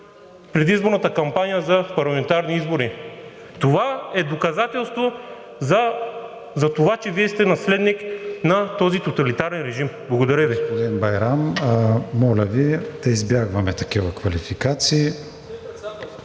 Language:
Bulgarian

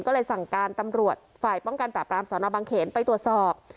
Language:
Thai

